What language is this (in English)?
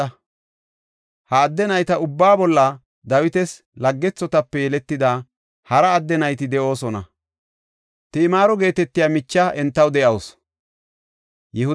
Gofa